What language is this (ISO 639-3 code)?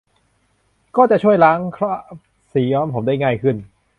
tha